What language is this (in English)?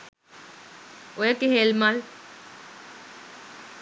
Sinhala